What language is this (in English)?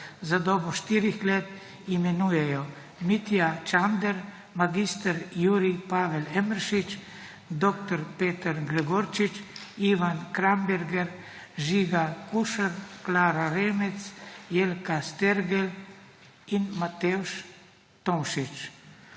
Slovenian